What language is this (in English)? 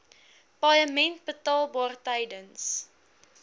Afrikaans